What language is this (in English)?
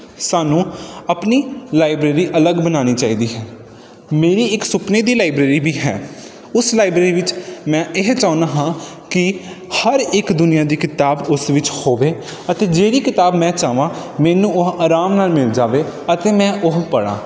Punjabi